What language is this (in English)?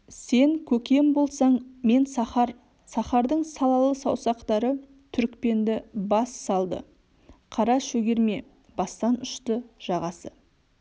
Kazakh